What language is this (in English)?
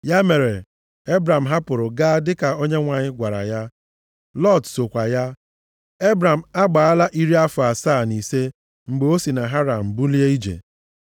Igbo